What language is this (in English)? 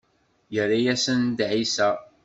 Kabyle